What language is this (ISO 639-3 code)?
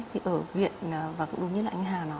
vie